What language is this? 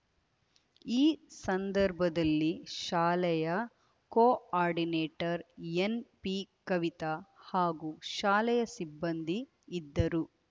Kannada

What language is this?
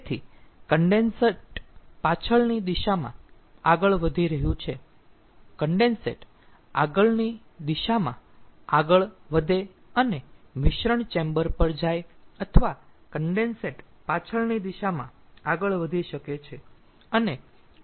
Gujarati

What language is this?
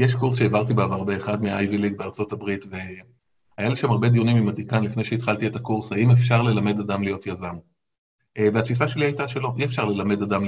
Hebrew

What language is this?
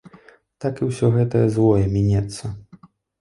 Belarusian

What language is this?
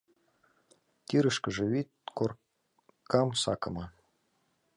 Mari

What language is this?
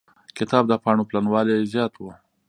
Pashto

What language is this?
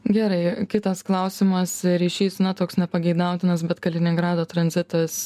Lithuanian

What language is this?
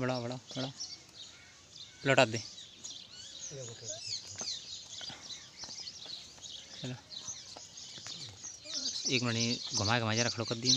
Hindi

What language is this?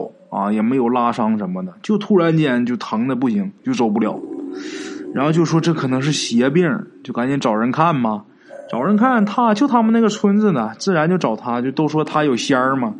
Chinese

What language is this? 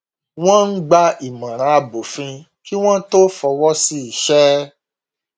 Yoruba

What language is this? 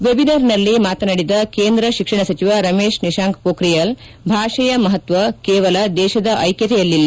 Kannada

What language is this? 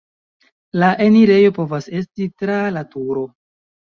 Esperanto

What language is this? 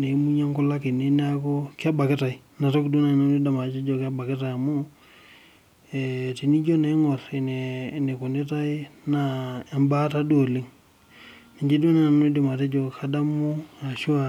Masai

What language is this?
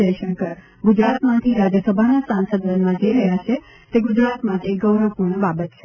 Gujarati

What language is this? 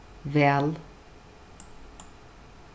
Faroese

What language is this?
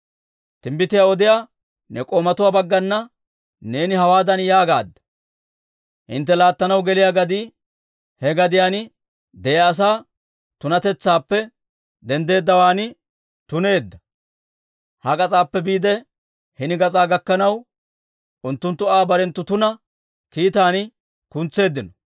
Dawro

